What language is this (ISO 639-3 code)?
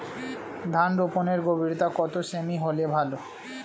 ben